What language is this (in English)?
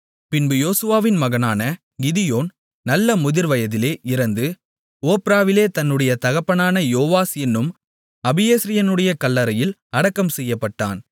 Tamil